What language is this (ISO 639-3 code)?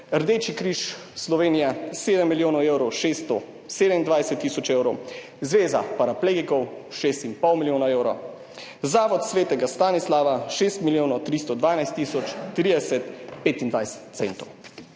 slv